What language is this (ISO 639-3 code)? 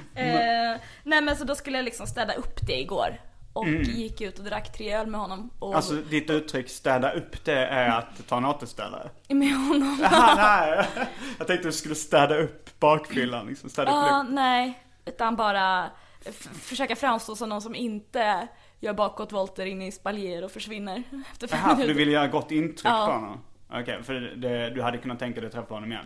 swe